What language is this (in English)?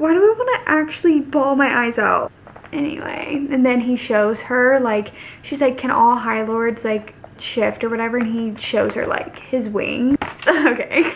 English